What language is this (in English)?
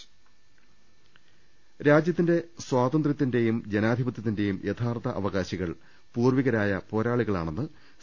Malayalam